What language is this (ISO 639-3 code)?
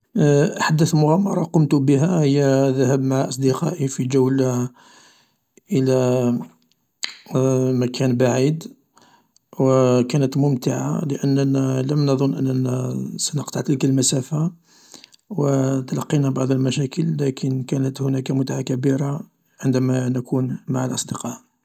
arq